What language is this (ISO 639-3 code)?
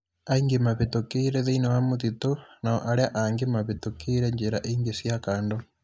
kik